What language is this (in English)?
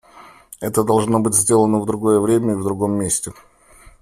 Russian